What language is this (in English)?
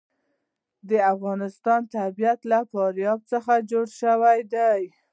Pashto